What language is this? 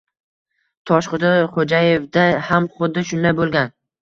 Uzbek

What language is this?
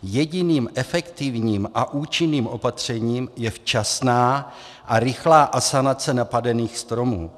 Czech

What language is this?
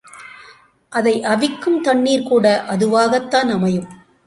Tamil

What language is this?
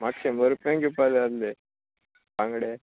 Konkani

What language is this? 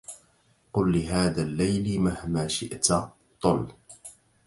Arabic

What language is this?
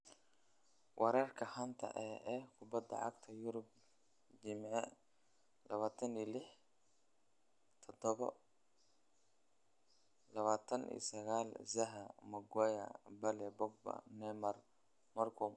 Somali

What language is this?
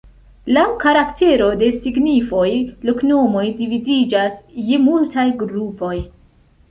Esperanto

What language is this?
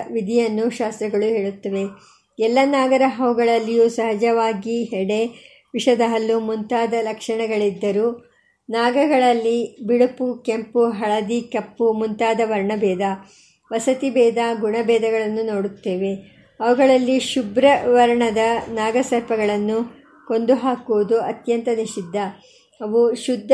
Kannada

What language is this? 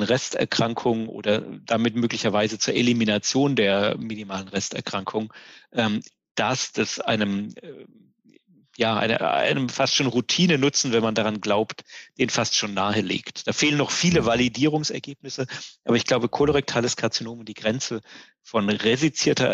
German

